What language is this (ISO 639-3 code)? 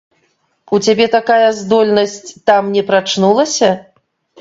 bel